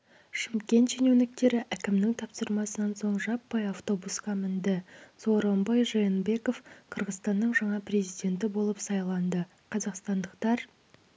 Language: Kazakh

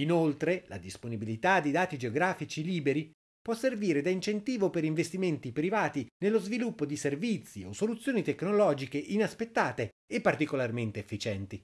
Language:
Italian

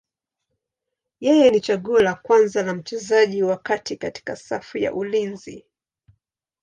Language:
Swahili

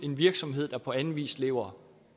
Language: Danish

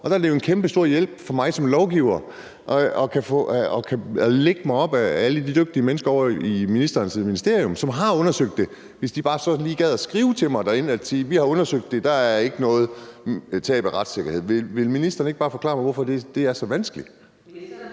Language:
Danish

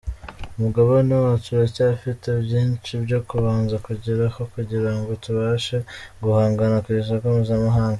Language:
Kinyarwanda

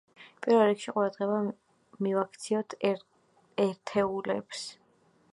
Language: Georgian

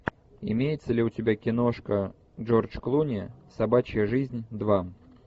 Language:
Russian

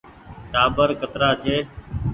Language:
Goaria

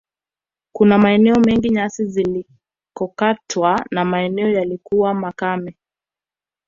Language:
Swahili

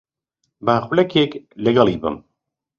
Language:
Central Kurdish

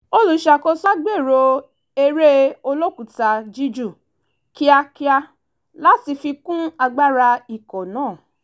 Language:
Yoruba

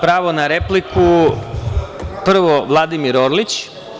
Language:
Serbian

